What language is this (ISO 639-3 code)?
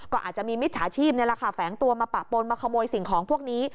tha